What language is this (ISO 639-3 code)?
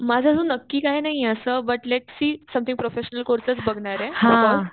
mar